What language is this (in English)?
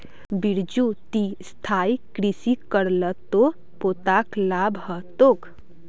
Magahi